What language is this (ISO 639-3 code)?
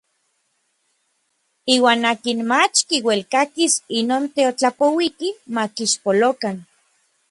nlv